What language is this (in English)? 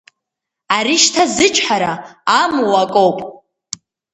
Abkhazian